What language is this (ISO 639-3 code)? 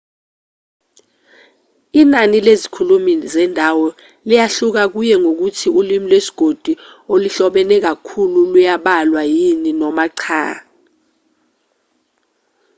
zul